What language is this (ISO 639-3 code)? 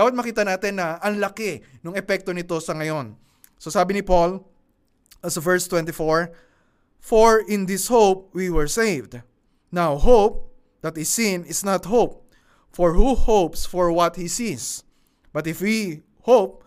fil